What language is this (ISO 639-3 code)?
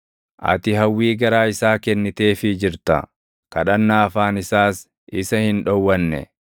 orm